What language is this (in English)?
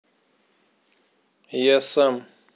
Russian